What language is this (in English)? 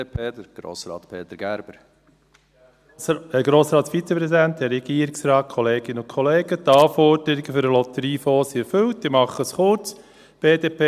Swiss German